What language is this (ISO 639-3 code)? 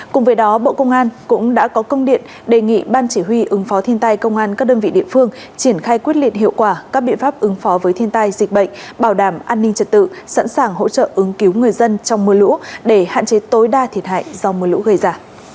vie